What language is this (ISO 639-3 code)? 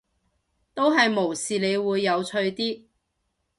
yue